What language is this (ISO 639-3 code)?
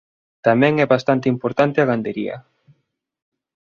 glg